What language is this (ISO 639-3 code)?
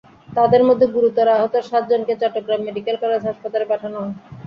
ben